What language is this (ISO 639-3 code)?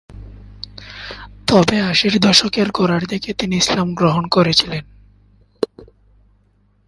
ben